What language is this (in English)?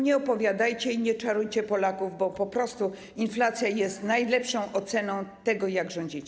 Polish